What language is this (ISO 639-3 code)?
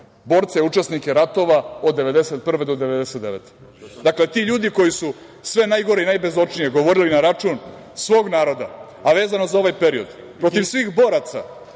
srp